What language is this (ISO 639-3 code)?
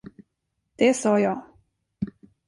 swe